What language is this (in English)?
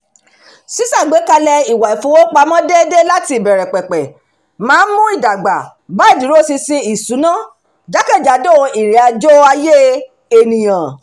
Yoruba